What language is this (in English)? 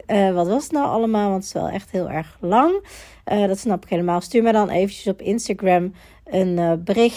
Dutch